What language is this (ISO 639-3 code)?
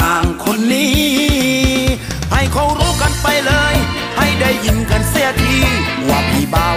tha